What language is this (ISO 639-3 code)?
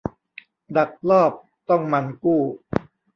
tha